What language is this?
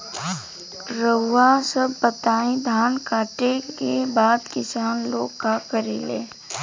Bhojpuri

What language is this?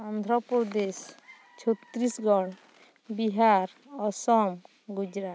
Santali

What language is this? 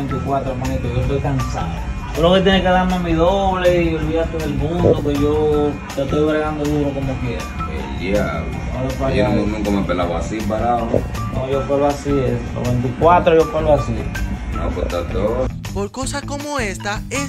Spanish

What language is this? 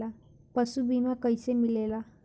Bhojpuri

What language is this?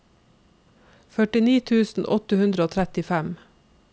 Norwegian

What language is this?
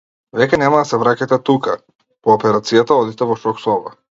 Macedonian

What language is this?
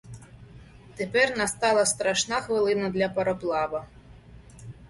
Ukrainian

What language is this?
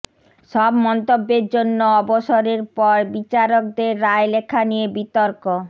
Bangla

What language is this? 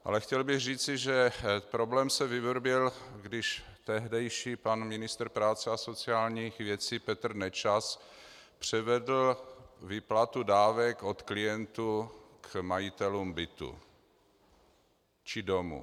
Czech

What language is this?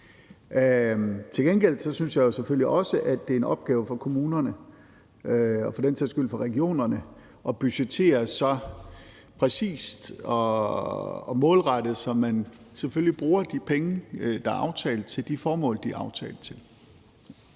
Danish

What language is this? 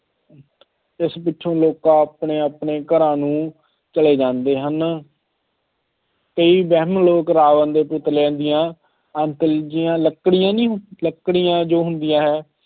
Punjabi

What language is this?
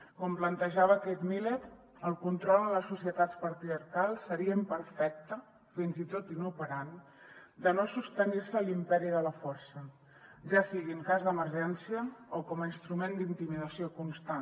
Catalan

